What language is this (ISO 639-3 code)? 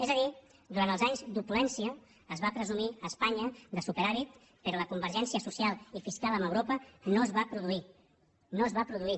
cat